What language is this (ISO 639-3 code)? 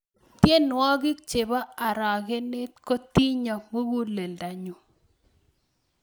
kln